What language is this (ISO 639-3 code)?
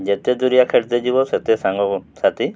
ori